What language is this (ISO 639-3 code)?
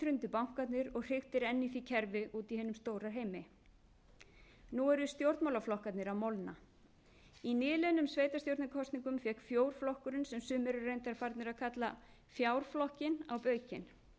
isl